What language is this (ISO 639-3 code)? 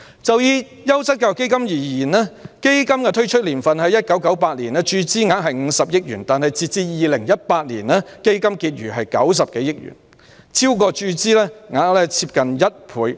yue